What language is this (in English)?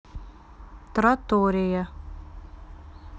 Russian